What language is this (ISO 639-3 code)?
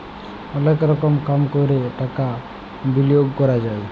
ben